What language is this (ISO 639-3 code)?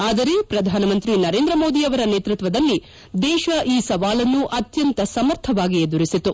kan